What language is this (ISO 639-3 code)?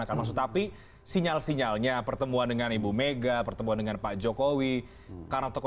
ind